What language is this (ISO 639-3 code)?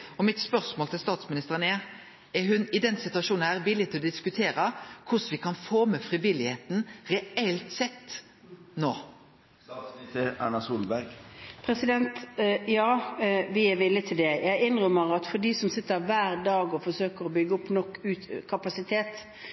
nor